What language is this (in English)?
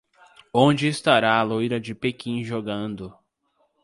Portuguese